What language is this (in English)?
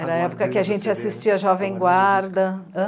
Portuguese